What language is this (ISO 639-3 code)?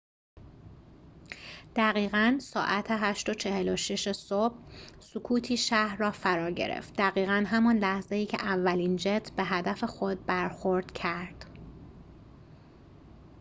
fas